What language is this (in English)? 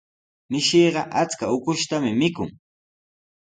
Sihuas Ancash Quechua